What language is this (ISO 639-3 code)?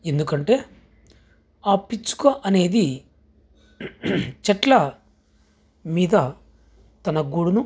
tel